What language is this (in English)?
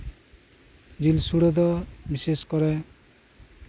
Santali